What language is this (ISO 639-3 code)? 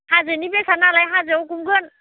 brx